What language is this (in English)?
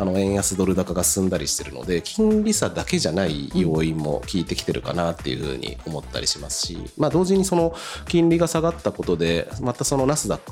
Japanese